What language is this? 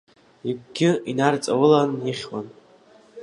Abkhazian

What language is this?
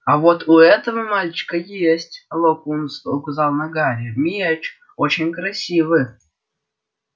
Russian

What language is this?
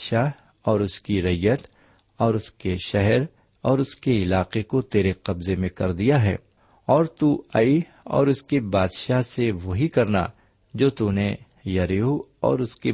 Urdu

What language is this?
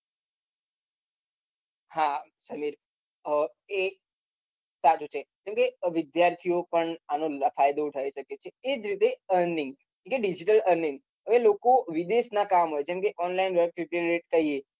Gujarati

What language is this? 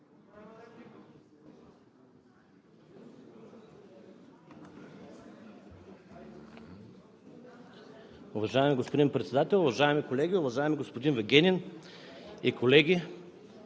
Bulgarian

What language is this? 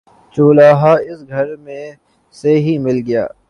Urdu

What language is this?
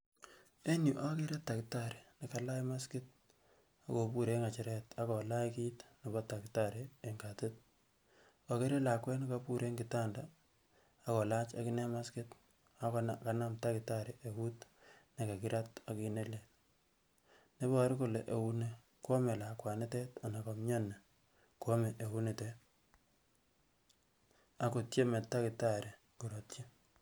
Kalenjin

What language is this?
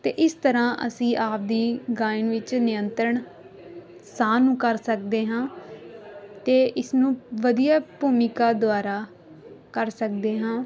Punjabi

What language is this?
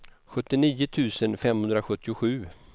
Swedish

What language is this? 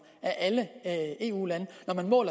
Danish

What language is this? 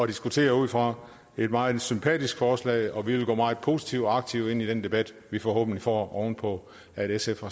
Danish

